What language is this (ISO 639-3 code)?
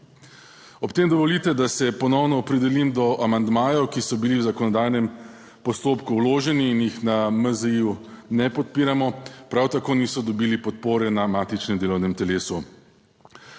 slv